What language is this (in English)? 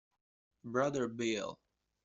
Italian